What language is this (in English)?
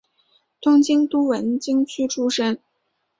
Chinese